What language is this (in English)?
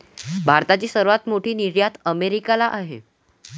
Marathi